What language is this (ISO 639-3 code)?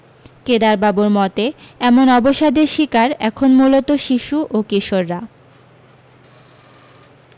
ben